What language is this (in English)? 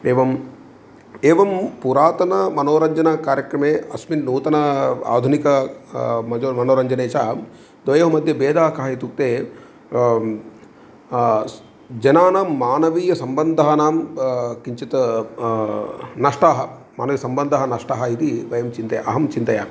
Sanskrit